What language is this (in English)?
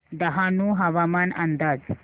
Marathi